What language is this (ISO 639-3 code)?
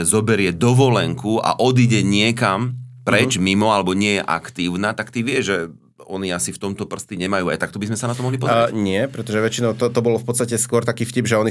slk